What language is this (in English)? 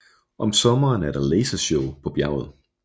Danish